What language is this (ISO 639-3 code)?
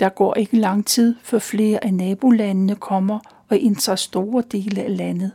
dan